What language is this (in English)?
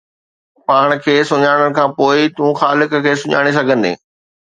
Sindhi